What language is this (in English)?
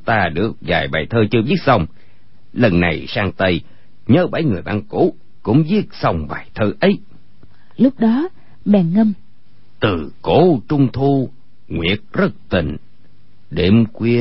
Vietnamese